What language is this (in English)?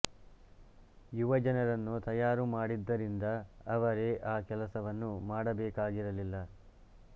Kannada